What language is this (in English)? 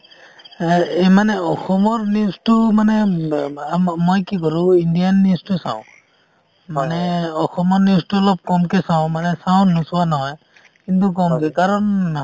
Assamese